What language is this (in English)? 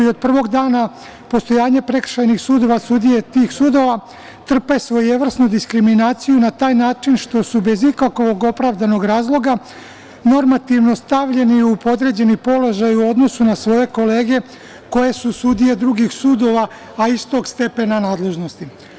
Serbian